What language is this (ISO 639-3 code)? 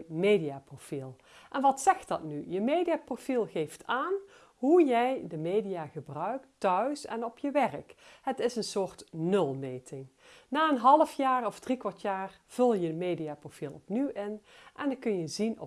nld